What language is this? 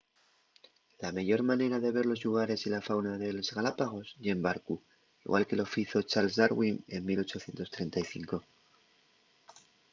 Asturian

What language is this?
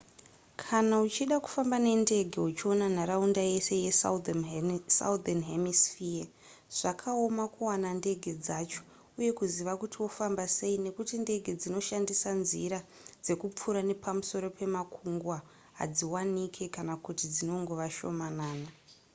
Shona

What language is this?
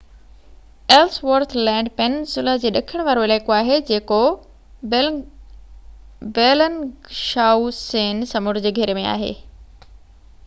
Sindhi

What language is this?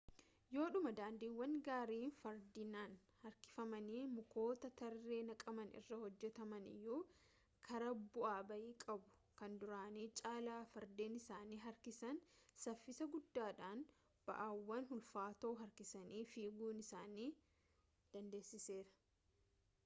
Oromo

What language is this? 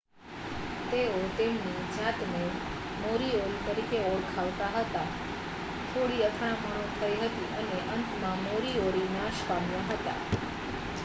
Gujarati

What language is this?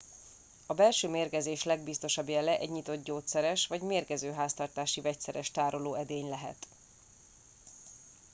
Hungarian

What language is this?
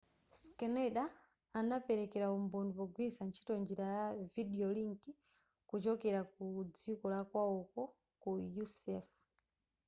Nyanja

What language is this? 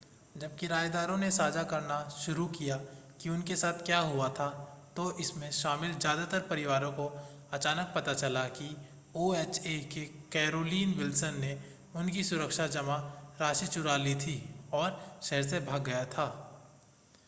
Hindi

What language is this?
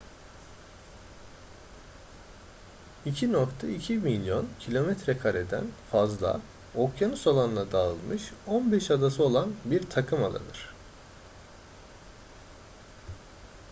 Turkish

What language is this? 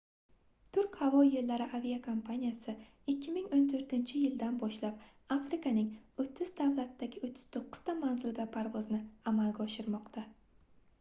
Uzbek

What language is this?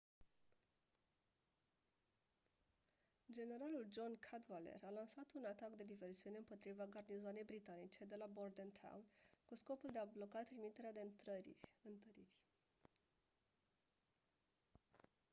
Romanian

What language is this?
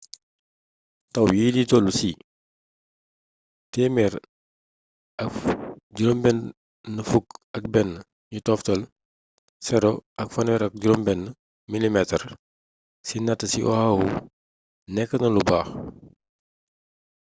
Wolof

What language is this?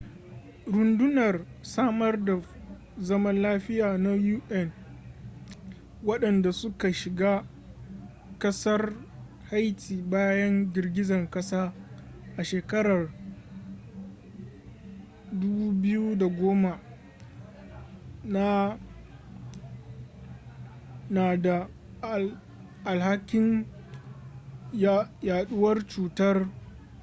Hausa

